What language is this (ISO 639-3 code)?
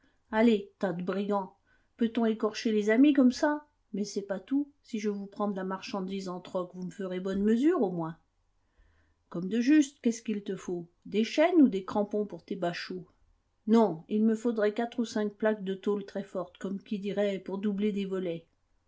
fra